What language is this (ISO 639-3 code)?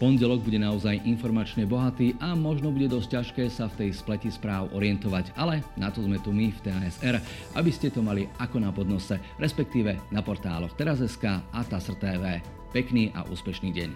slk